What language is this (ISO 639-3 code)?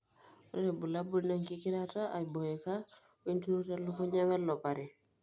mas